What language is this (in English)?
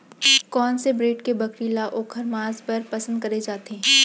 Chhattisgarhi